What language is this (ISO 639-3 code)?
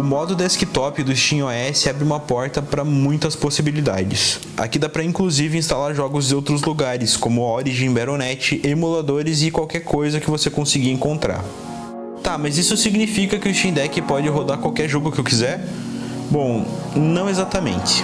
por